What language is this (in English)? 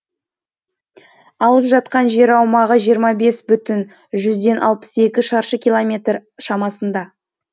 Kazakh